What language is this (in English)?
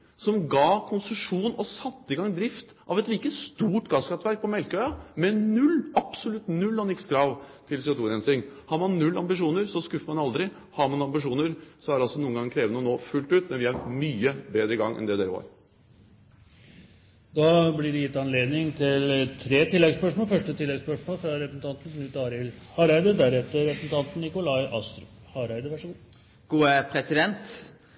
Norwegian